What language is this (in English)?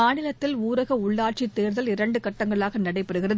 Tamil